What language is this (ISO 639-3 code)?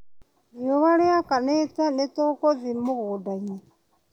kik